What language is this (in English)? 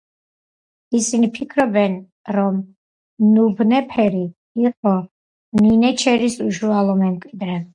Georgian